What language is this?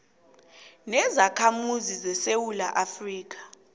South Ndebele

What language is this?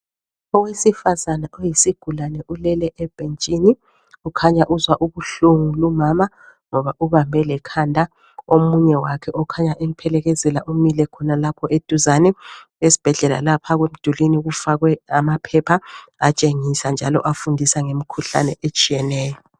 North Ndebele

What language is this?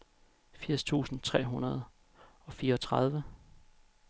Danish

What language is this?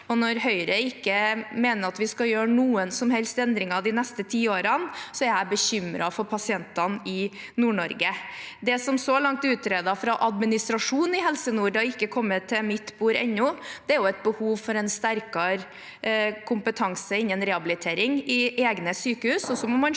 Norwegian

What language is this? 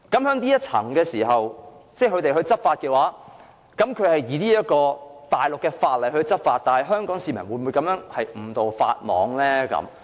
Cantonese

